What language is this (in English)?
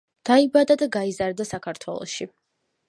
Georgian